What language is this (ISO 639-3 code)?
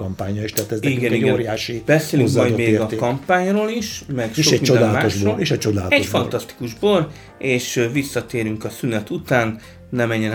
hun